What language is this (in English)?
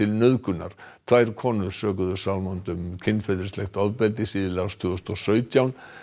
Icelandic